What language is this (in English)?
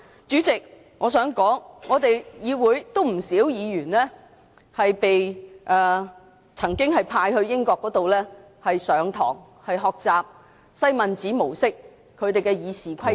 Cantonese